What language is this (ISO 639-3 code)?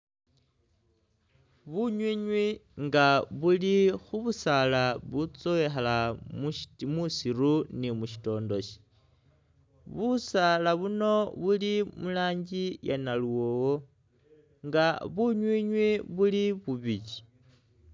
myx